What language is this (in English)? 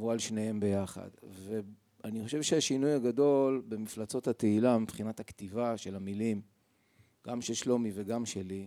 Hebrew